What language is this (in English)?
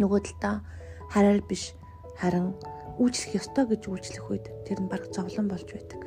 Korean